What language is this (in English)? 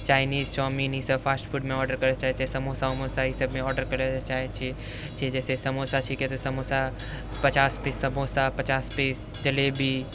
Maithili